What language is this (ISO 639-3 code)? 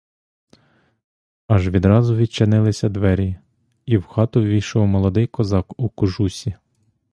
ukr